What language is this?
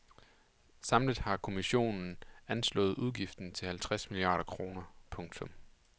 Danish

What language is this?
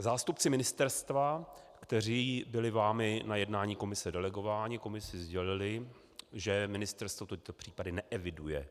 Czech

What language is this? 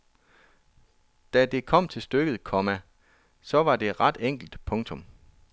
Danish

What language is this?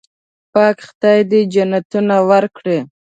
Pashto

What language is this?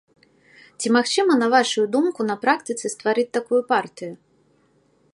Belarusian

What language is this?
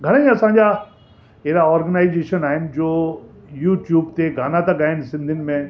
Sindhi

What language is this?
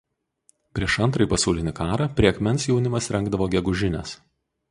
Lithuanian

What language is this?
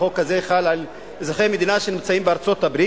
Hebrew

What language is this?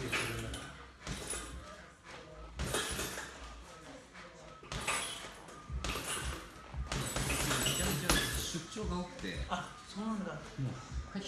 Japanese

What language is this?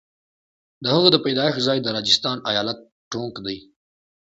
Pashto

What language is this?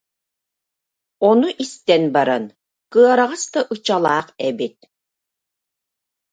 Yakut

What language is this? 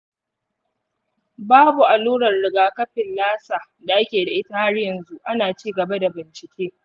Hausa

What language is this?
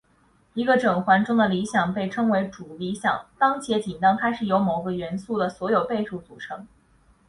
Chinese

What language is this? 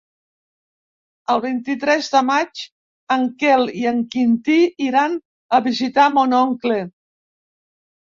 Catalan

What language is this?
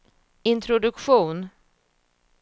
Swedish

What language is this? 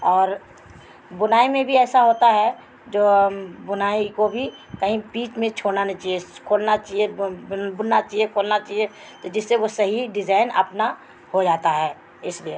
Urdu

